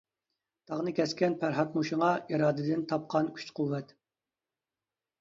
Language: Uyghur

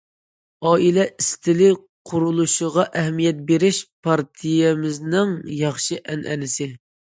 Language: Uyghur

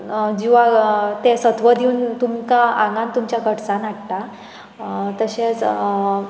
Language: Konkani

